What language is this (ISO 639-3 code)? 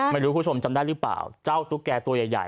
tha